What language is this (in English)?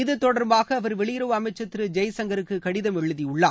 Tamil